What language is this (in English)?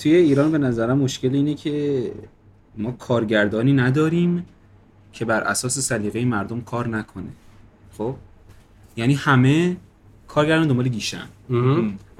Persian